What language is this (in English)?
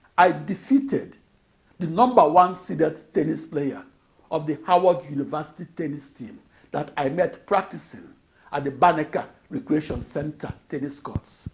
English